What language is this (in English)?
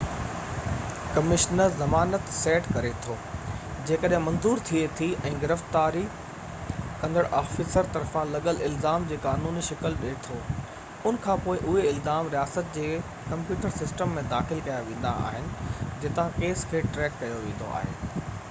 Sindhi